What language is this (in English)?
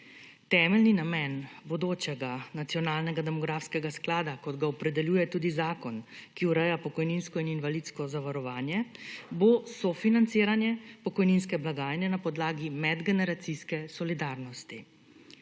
Slovenian